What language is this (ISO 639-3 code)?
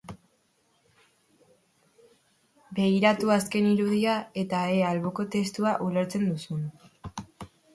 eus